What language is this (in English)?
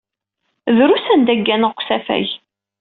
Kabyle